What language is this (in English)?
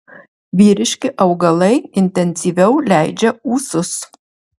Lithuanian